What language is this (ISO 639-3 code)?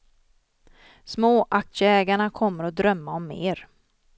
swe